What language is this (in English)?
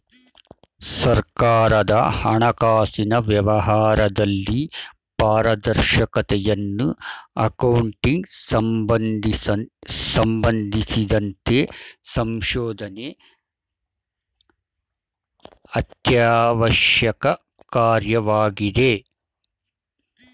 Kannada